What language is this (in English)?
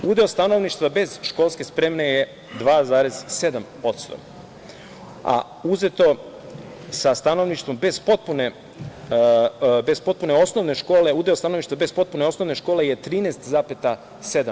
Serbian